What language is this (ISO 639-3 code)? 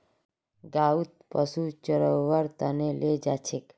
mag